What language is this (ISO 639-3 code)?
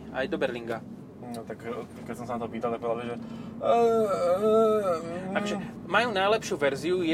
slk